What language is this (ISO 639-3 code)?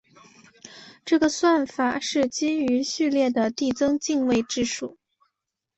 zho